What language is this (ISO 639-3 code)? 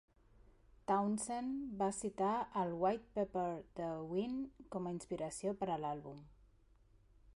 cat